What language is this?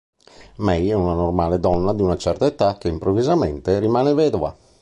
Italian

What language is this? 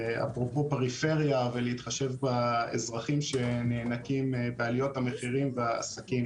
Hebrew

